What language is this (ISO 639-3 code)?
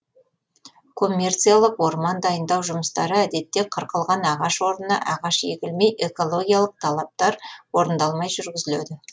kaz